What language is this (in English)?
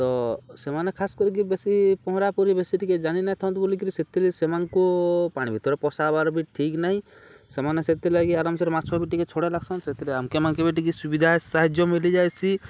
Odia